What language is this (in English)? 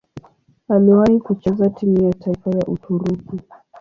Swahili